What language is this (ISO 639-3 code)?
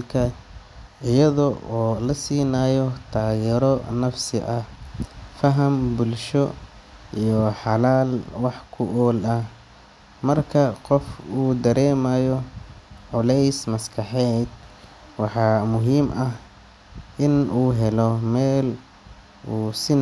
som